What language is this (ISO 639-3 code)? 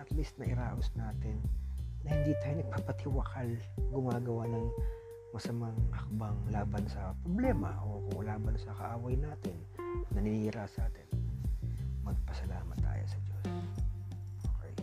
fil